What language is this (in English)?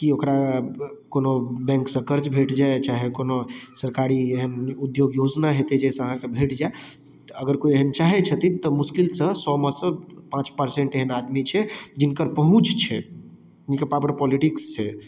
Maithili